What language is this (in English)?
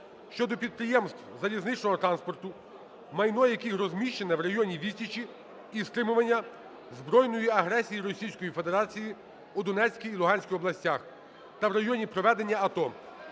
Ukrainian